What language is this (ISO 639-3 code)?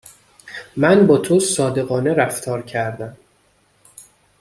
fas